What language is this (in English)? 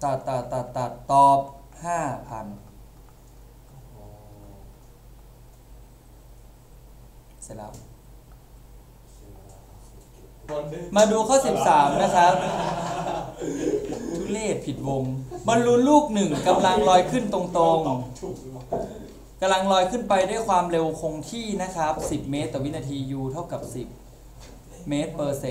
Thai